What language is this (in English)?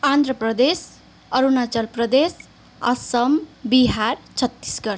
Nepali